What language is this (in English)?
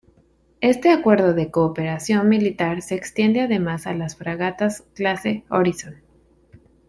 Spanish